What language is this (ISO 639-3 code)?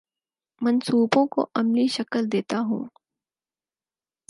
urd